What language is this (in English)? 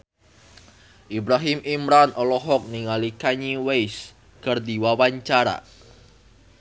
Sundanese